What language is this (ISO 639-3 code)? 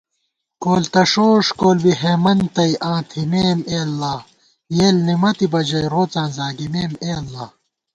gwt